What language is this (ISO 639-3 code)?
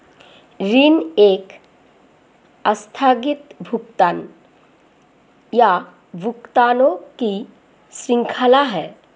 hin